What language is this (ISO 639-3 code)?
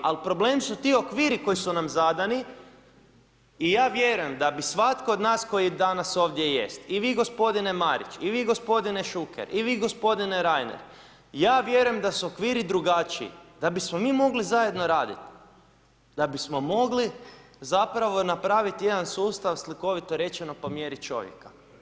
hrv